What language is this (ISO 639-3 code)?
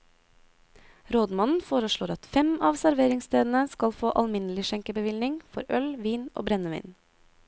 nor